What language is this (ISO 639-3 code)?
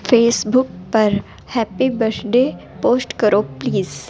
urd